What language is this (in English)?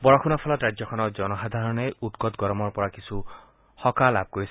Assamese